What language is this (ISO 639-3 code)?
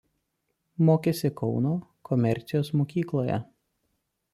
lit